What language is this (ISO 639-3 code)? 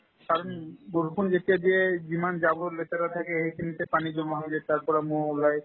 asm